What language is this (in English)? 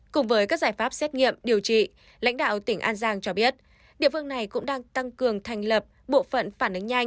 Vietnamese